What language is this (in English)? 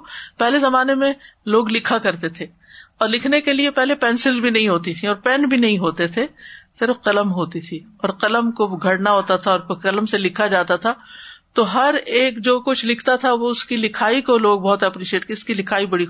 Urdu